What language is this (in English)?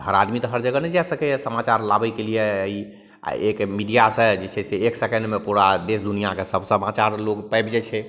Maithili